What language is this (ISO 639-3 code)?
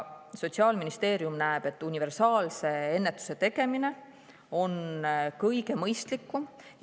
est